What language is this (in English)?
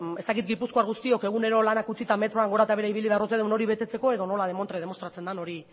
Basque